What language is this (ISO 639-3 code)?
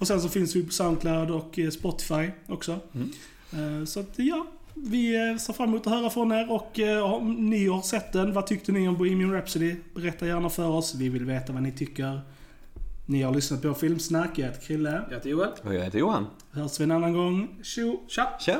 swe